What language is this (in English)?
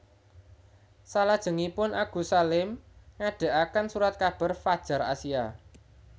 Javanese